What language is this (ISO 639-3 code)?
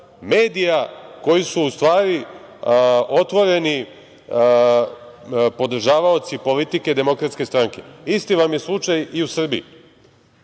srp